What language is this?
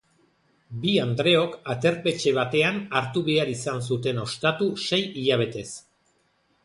Basque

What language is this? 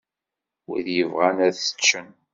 Kabyle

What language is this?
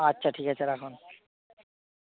Bangla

